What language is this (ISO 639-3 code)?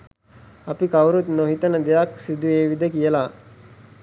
sin